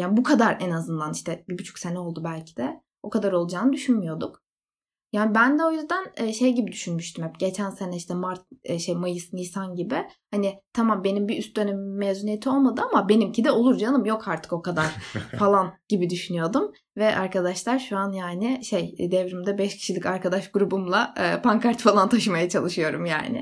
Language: Turkish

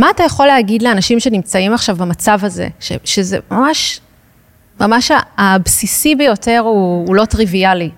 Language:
Hebrew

